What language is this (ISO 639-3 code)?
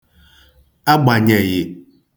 ibo